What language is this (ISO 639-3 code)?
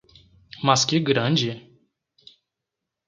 por